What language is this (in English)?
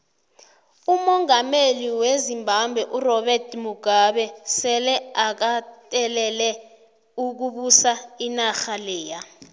South Ndebele